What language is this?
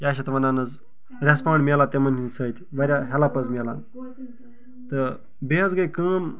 Kashmiri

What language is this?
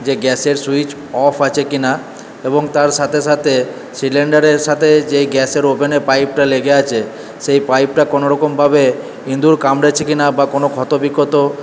Bangla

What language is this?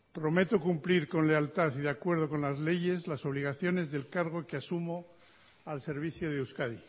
Spanish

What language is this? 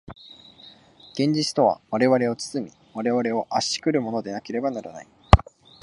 Japanese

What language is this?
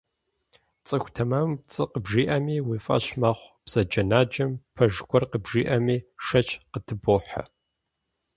Kabardian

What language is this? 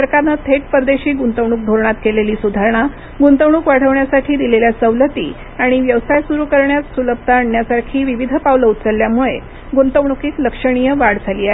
Marathi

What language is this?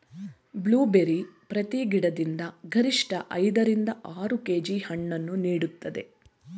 Kannada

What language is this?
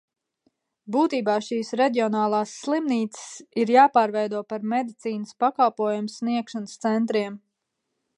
Latvian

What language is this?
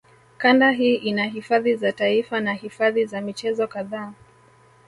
Swahili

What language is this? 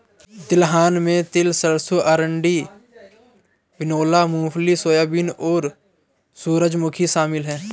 Hindi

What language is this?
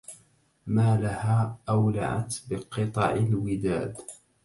Arabic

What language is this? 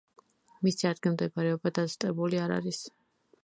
Georgian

